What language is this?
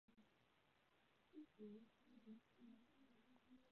Chinese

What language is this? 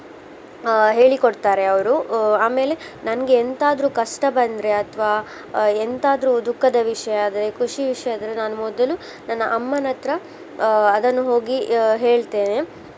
Kannada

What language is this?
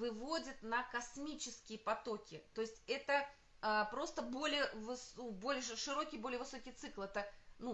Russian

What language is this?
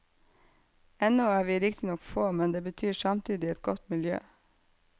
Norwegian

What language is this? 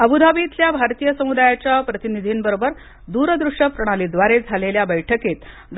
Marathi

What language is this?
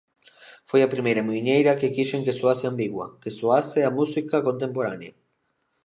Galician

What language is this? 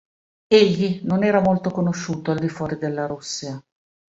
Italian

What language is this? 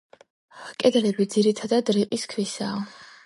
Georgian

